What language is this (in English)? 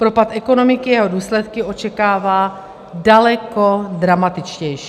Czech